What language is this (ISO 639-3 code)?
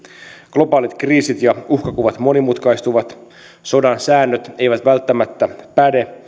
fin